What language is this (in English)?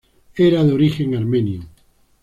Spanish